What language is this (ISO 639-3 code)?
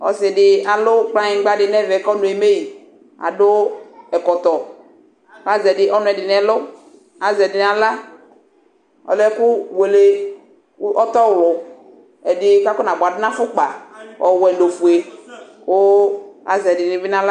kpo